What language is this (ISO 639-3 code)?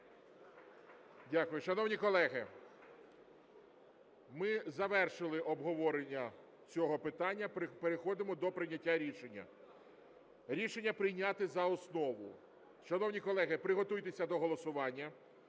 ukr